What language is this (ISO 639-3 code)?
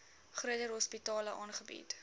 afr